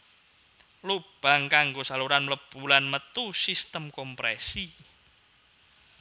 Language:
Javanese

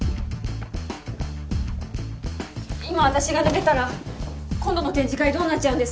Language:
Japanese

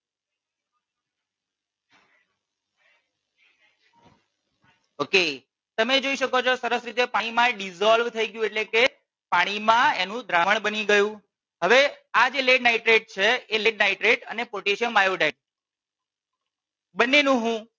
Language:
Gujarati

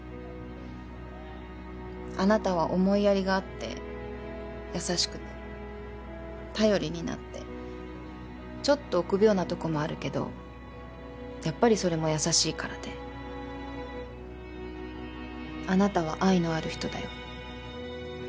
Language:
Japanese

